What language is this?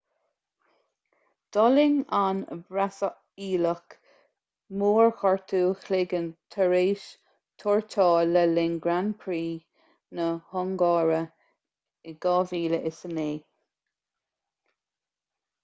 Irish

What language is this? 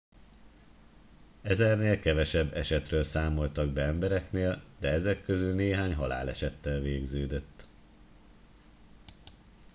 Hungarian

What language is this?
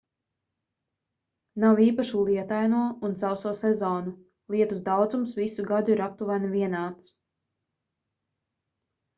Latvian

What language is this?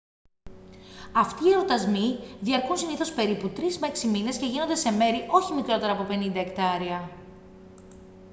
Greek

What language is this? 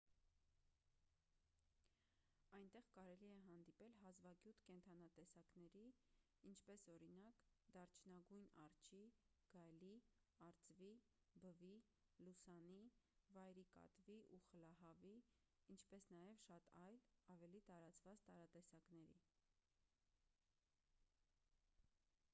Armenian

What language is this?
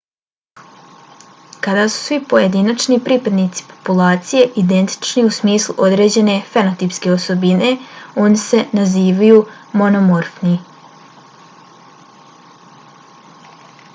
Bosnian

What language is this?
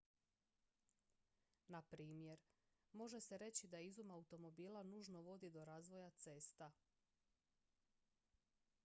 Croatian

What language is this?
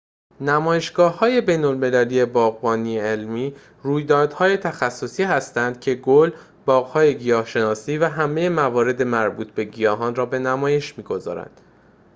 Persian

